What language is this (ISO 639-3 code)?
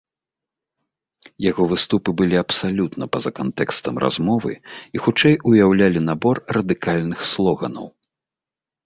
bel